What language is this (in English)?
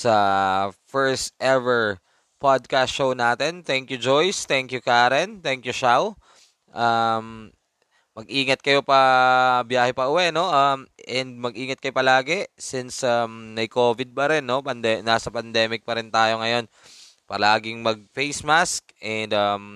Filipino